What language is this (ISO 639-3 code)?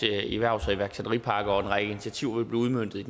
dan